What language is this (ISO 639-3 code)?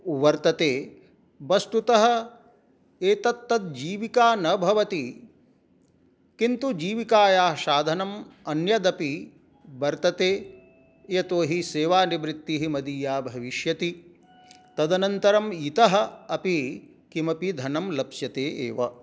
san